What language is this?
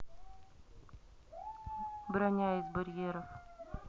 Russian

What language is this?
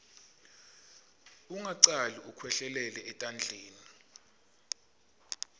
Swati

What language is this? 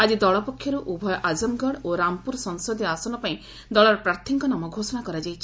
Odia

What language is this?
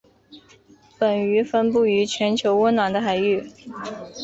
Chinese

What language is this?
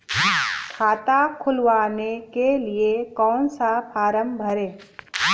Hindi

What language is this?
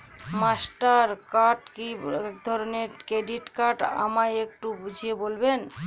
Bangla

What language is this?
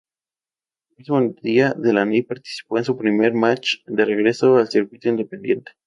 Spanish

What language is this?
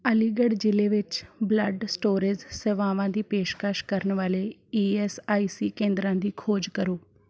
Punjabi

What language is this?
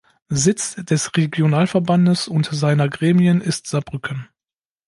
German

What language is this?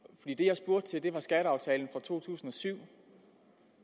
Danish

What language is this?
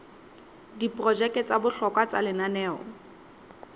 Southern Sotho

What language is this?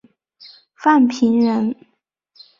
Chinese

